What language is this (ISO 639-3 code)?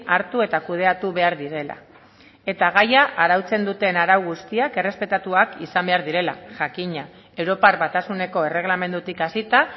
eus